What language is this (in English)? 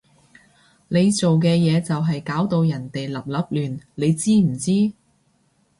Cantonese